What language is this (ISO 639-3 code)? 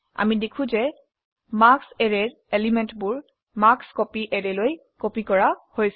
asm